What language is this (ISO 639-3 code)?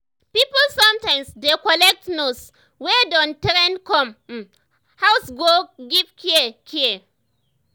pcm